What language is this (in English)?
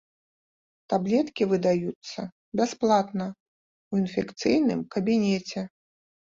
Belarusian